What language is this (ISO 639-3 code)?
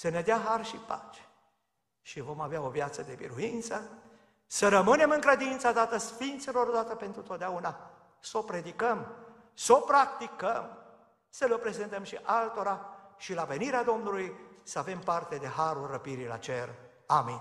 ron